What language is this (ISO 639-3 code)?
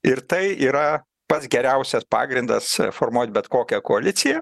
lit